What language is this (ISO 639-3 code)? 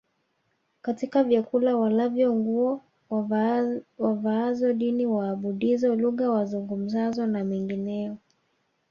swa